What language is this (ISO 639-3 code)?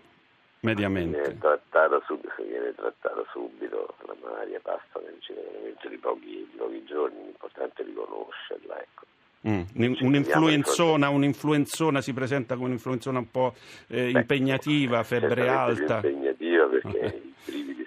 ita